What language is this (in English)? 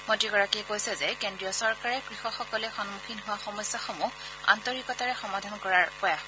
Assamese